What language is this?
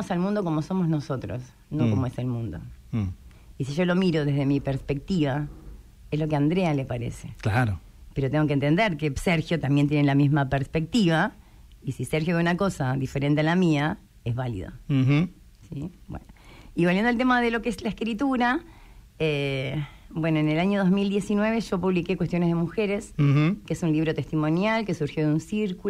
Spanish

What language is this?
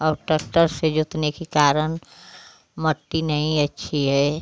Hindi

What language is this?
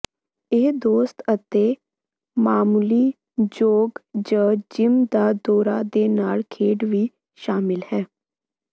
Punjabi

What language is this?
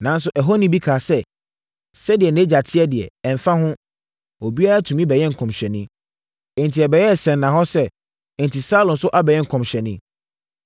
Akan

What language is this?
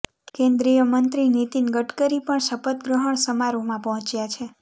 Gujarati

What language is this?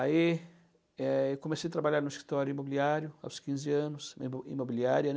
Portuguese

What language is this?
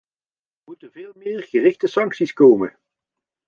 Dutch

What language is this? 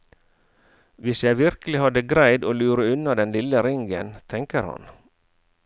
Norwegian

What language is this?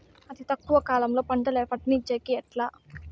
Telugu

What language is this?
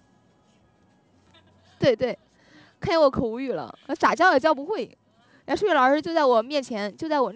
Chinese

